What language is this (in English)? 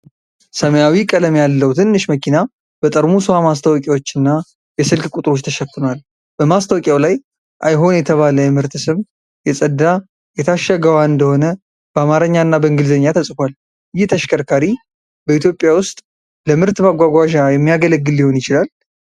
Amharic